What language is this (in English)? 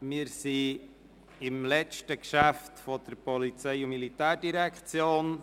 Swiss German